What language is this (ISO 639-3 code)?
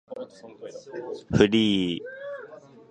jpn